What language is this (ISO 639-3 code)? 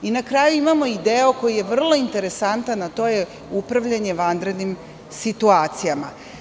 srp